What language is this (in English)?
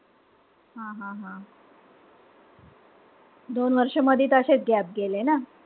Marathi